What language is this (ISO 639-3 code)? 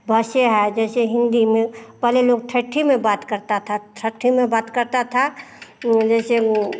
hin